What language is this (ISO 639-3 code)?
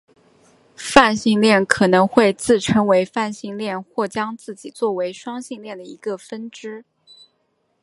zho